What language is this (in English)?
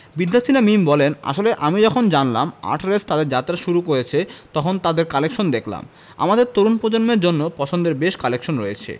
Bangla